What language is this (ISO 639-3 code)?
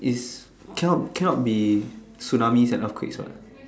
eng